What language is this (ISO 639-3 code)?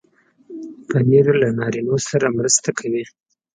pus